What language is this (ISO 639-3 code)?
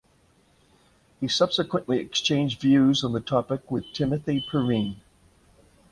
eng